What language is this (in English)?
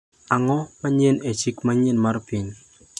Luo (Kenya and Tanzania)